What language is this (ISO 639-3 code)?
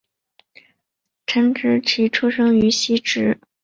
zho